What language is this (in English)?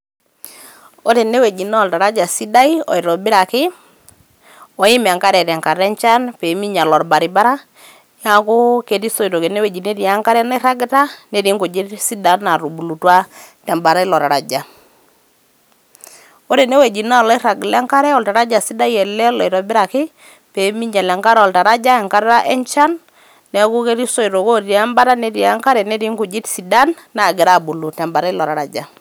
Masai